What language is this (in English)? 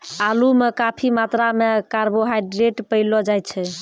Maithili